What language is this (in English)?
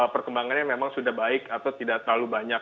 Indonesian